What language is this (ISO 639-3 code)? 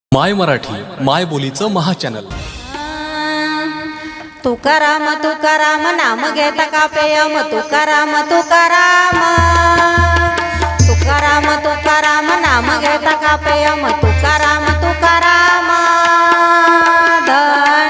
mar